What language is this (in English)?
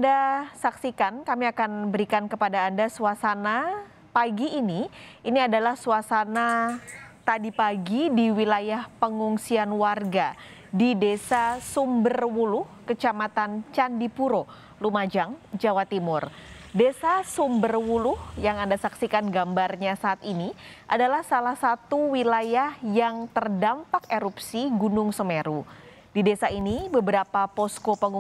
Indonesian